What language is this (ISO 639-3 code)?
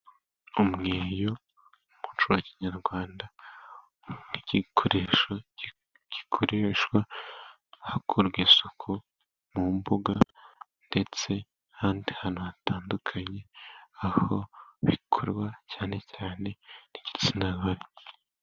kin